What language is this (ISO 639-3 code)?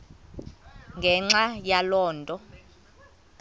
xho